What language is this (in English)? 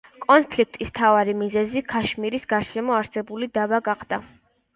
Georgian